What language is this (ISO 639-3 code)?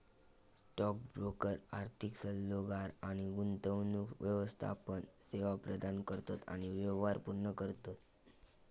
mar